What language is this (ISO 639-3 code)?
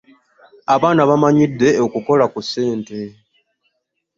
lug